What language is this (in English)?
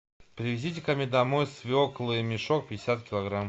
Russian